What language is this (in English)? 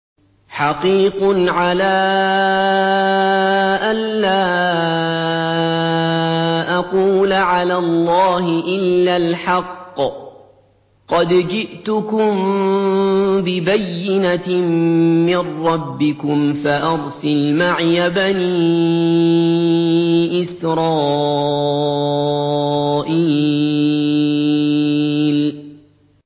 Arabic